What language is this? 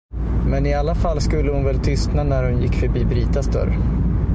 Swedish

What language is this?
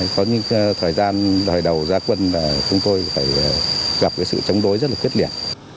Vietnamese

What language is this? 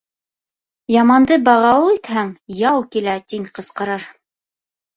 Bashkir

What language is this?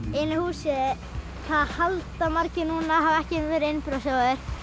Icelandic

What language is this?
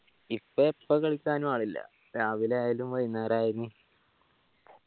Malayalam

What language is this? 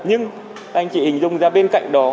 Vietnamese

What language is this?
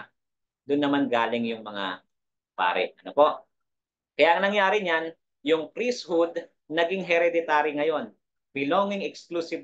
Filipino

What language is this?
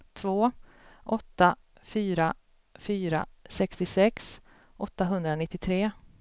Swedish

